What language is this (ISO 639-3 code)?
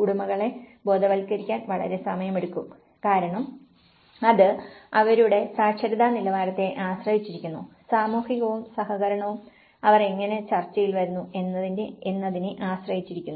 mal